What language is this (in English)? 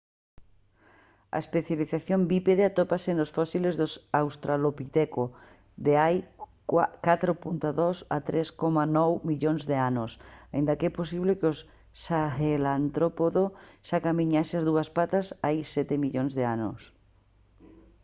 Galician